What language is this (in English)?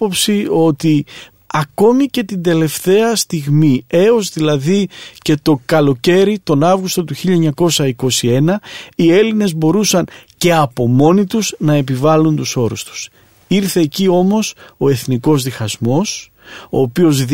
Greek